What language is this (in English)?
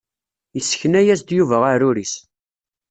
Kabyle